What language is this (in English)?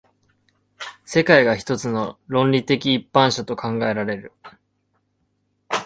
Japanese